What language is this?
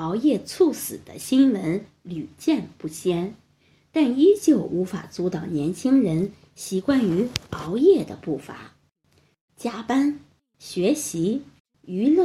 Chinese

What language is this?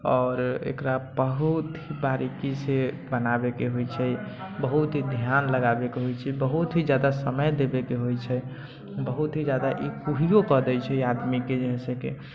Maithili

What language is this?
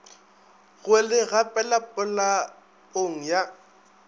Northern Sotho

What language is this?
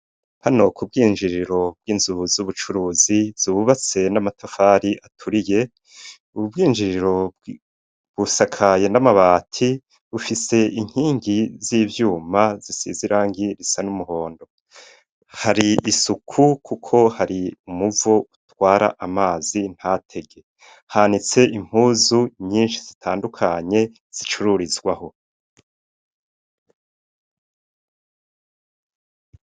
Rundi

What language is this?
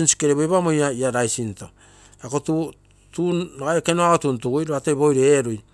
Terei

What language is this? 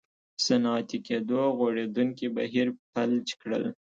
Pashto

